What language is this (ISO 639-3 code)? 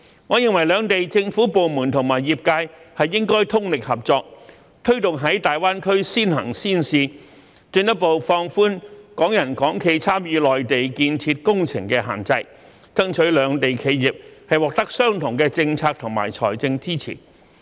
yue